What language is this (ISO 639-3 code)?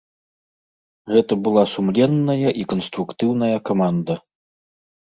bel